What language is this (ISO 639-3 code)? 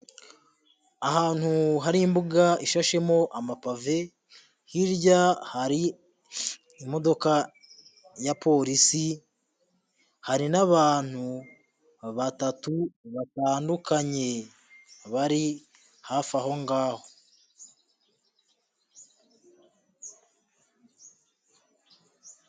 kin